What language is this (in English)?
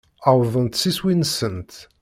Kabyle